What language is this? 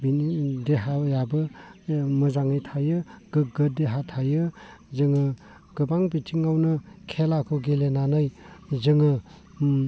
Bodo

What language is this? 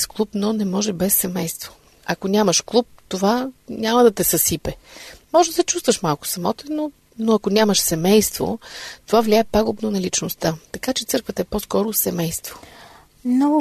Bulgarian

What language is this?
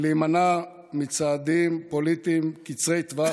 Hebrew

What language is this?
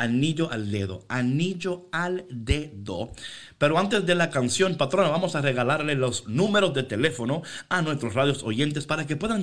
Spanish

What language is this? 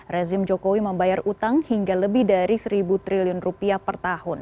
Indonesian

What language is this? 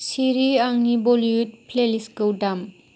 Bodo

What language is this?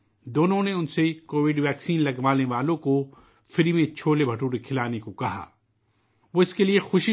Urdu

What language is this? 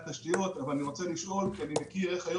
Hebrew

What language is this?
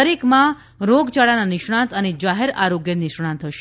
Gujarati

